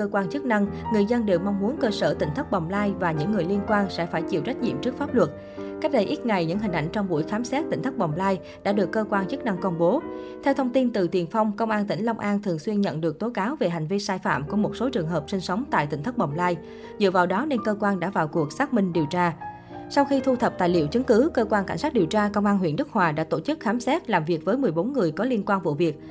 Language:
Vietnamese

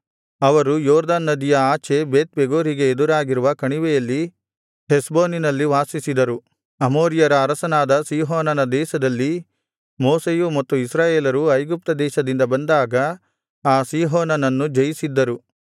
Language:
Kannada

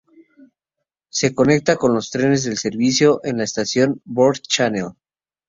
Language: Spanish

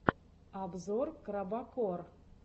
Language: Russian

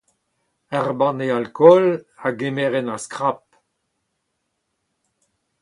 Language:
Breton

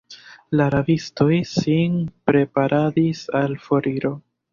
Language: Esperanto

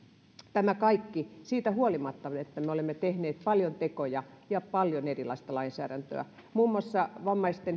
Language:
Finnish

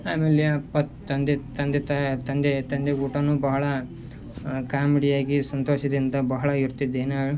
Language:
Kannada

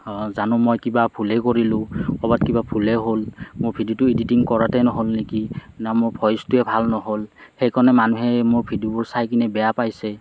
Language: Assamese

